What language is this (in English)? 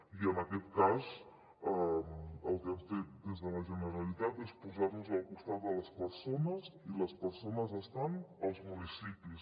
Catalan